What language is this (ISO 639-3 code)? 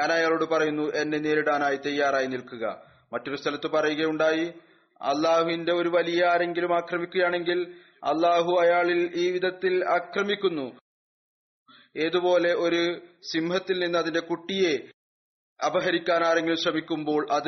mal